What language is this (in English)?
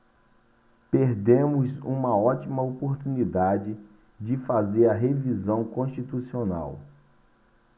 Portuguese